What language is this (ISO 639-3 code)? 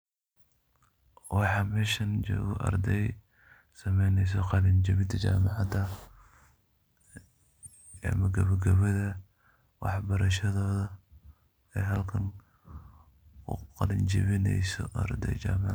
som